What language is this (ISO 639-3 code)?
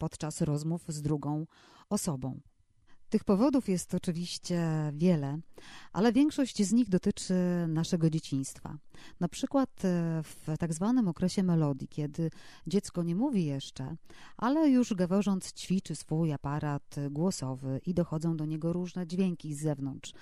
pol